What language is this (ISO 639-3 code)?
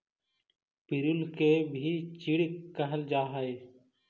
mag